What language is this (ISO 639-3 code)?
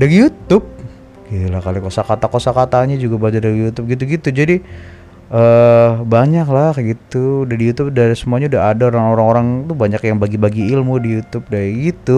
ind